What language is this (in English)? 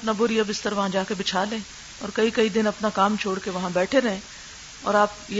Urdu